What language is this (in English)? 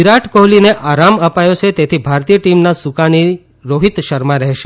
Gujarati